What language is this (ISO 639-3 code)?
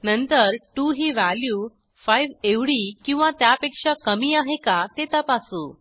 mar